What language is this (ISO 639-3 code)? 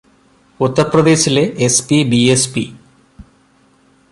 mal